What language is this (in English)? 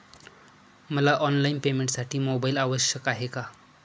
Marathi